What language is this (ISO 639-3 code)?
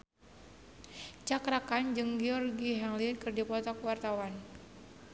sun